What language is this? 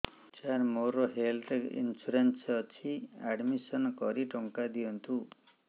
Odia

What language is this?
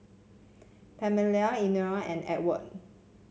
English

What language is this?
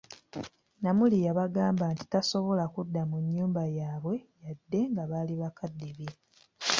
Ganda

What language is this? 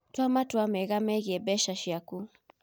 Kikuyu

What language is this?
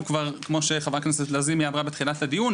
Hebrew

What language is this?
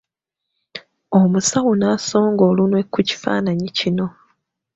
Ganda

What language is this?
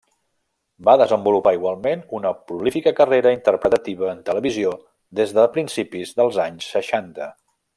Catalan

